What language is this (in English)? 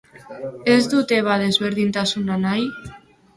Basque